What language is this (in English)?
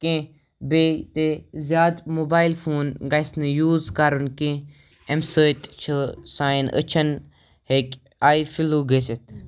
Kashmiri